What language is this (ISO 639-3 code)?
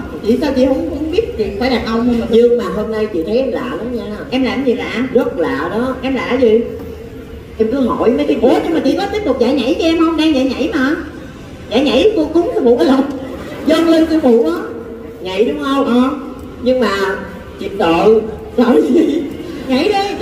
vie